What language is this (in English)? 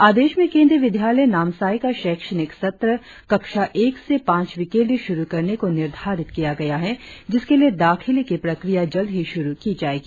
Hindi